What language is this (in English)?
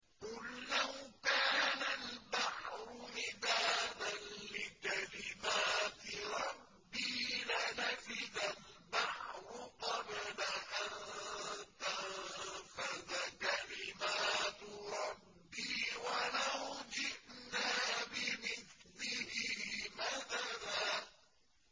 Arabic